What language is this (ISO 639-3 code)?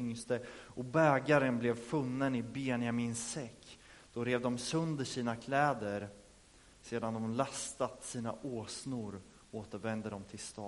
swe